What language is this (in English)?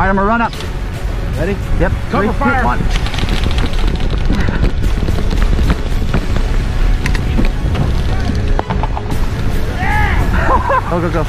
English